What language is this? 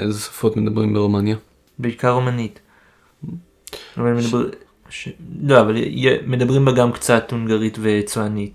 Hebrew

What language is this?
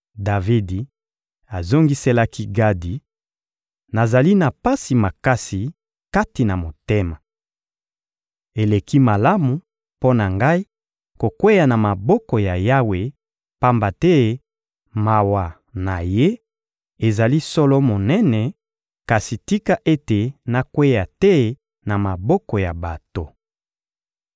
Lingala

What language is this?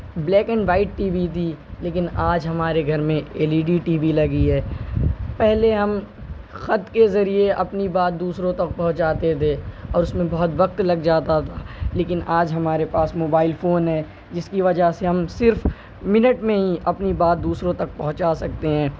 Urdu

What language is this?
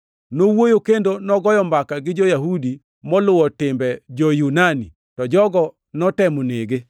Luo (Kenya and Tanzania)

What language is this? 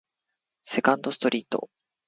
Japanese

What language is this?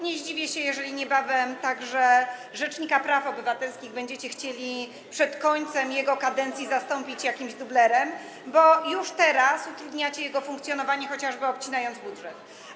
Polish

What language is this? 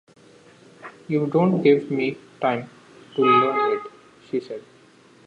English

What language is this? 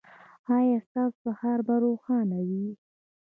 Pashto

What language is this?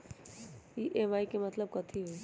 Magahi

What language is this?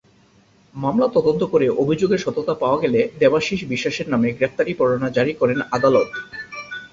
Bangla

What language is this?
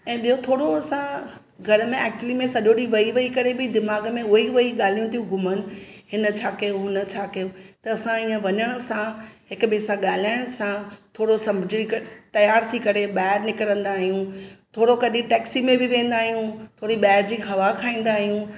Sindhi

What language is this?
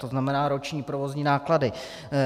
Czech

